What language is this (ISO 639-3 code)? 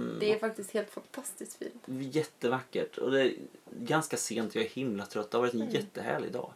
swe